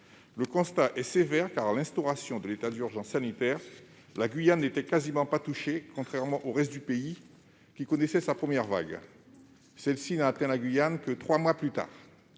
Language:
French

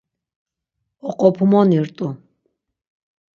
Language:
Laz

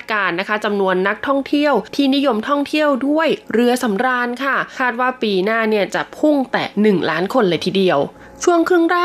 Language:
Thai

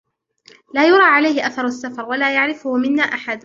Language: Arabic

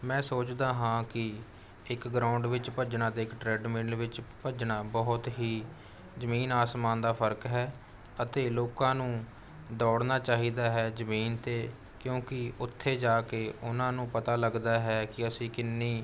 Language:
Punjabi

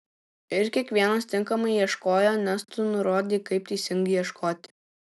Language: Lithuanian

